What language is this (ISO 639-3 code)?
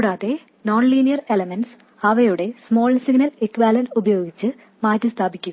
mal